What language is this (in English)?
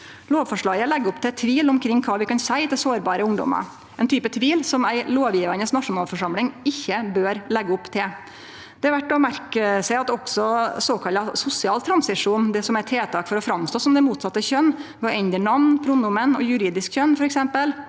Norwegian